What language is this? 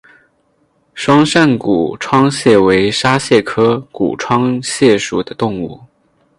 Chinese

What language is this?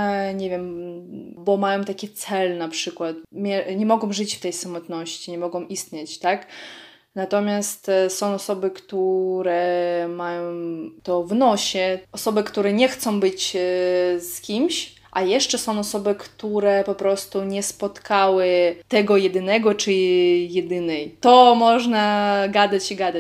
Polish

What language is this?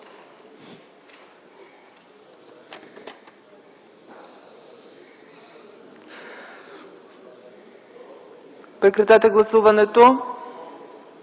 Bulgarian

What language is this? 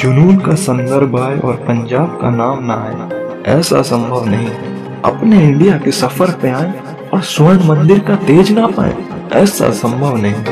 Hindi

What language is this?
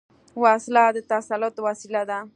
Pashto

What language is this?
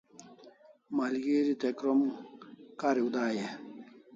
Kalasha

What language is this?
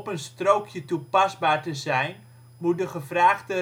Dutch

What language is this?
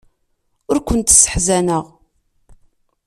Kabyle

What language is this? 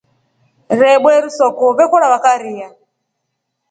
Rombo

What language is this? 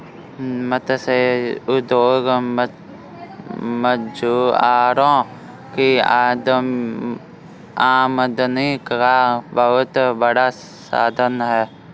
Hindi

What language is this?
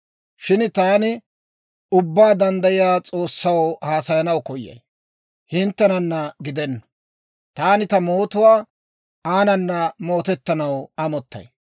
Dawro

